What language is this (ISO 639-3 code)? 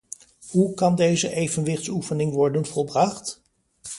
nld